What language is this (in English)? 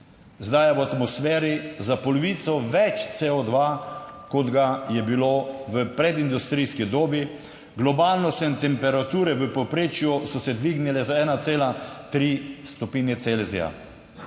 Slovenian